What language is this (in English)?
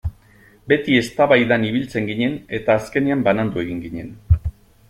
Basque